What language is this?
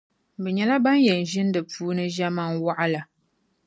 Dagbani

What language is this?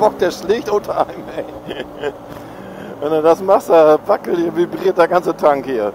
German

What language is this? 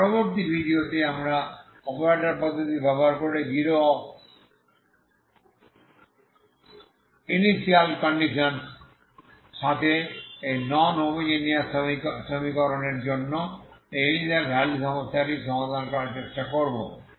Bangla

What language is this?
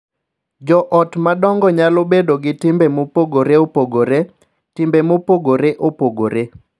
Luo (Kenya and Tanzania)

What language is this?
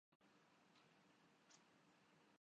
Urdu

